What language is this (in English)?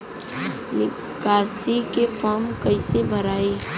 Bhojpuri